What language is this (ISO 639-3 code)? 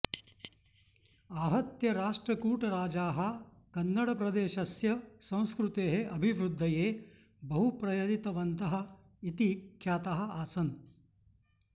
san